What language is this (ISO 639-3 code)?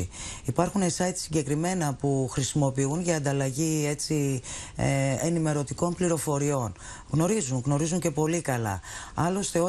ell